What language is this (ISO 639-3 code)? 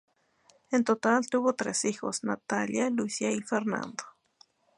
spa